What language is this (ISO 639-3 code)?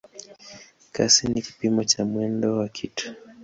swa